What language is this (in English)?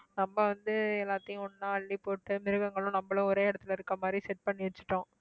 Tamil